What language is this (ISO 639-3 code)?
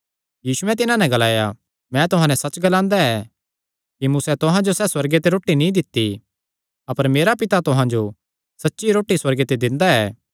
xnr